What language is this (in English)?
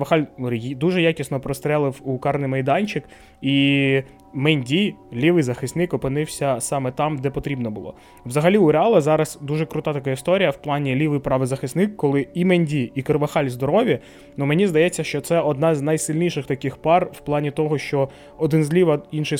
Ukrainian